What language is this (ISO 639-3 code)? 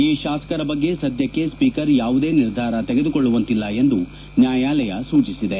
kan